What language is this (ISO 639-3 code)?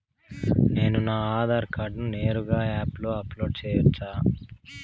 tel